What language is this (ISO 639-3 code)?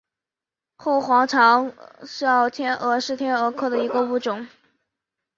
zho